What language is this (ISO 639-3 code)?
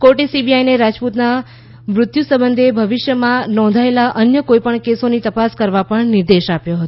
guj